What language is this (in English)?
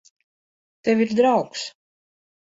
Latvian